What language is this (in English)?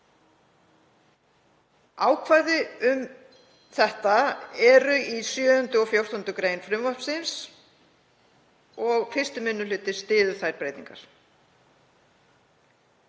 Icelandic